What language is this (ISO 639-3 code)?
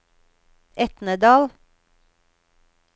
nor